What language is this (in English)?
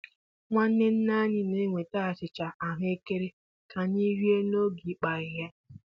Igbo